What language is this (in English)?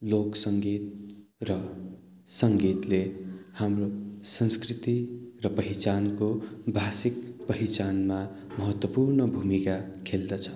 Nepali